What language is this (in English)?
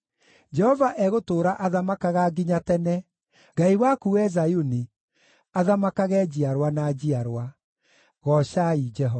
Kikuyu